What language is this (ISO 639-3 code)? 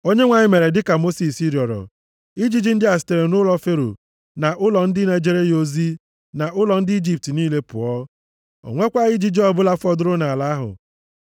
ibo